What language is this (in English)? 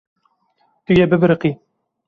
Kurdish